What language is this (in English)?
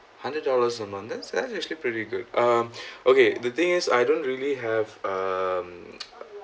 English